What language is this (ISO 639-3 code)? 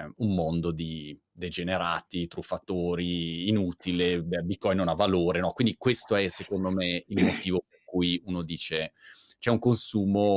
ita